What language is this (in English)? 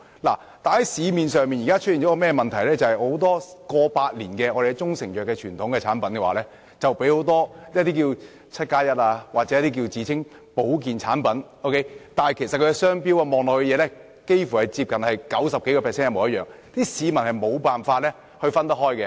Cantonese